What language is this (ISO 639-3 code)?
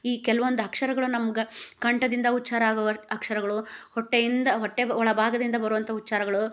kan